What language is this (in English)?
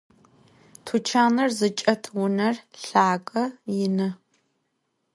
Adyghe